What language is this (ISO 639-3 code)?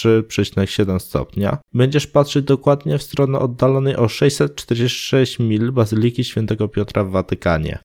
pol